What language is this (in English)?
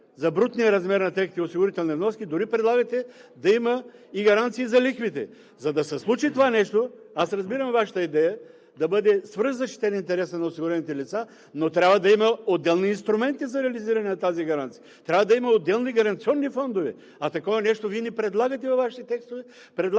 Bulgarian